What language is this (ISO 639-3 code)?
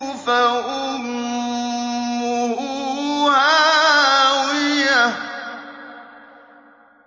ara